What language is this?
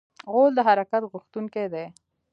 Pashto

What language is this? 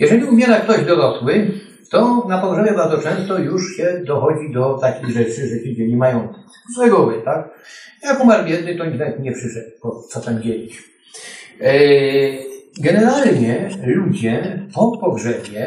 Polish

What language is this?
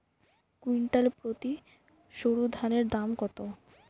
Bangla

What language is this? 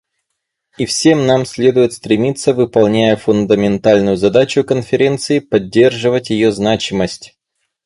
Russian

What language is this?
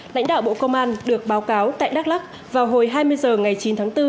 Vietnamese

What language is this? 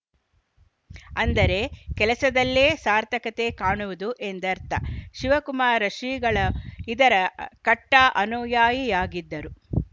Kannada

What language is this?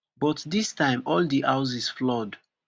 Nigerian Pidgin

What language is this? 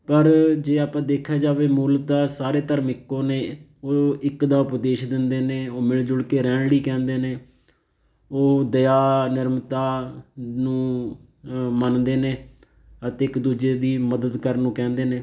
Punjabi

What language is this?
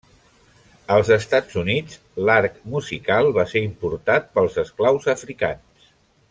Catalan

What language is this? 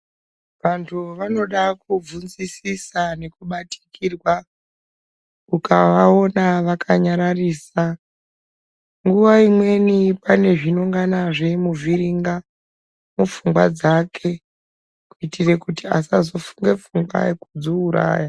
Ndau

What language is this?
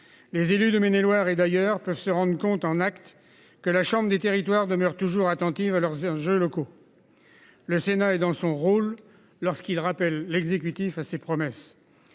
French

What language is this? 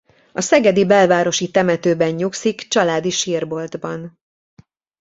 Hungarian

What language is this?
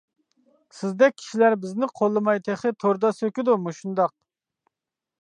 Uyghur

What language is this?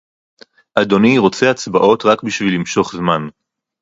Hebrew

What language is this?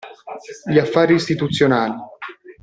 Italian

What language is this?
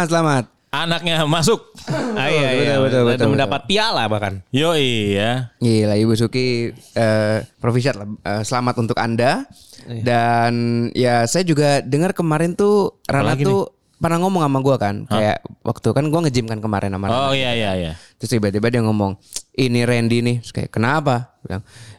Indonesian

